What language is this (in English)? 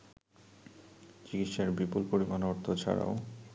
Bangla